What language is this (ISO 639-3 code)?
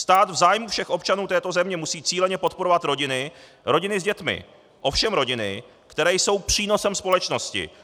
ces